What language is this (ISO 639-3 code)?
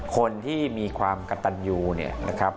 tha